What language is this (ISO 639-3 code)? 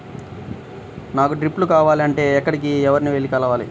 tel